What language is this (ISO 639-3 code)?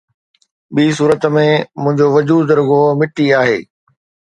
snd